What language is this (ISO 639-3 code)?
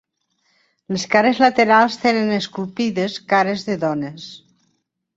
cat